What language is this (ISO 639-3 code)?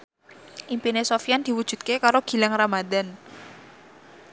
jav